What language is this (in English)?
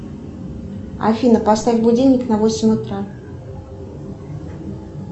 Russian